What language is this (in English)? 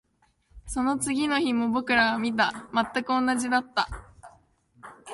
Japanese